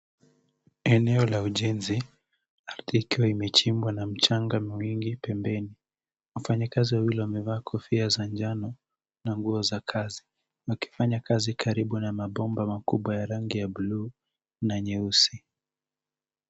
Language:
Swahili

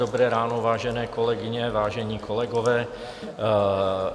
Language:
Czech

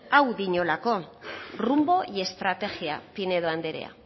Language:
Basque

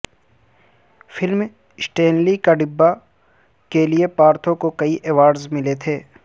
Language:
Urdu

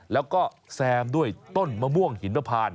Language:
Thai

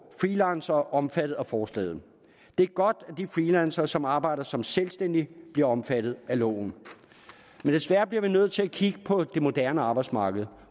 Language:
Danish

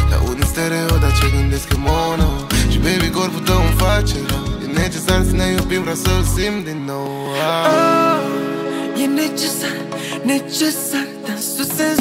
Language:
Romanian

